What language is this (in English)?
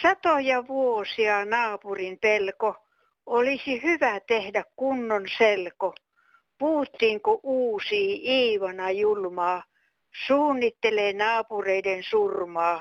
Finnish